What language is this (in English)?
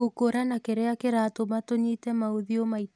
Kikuyu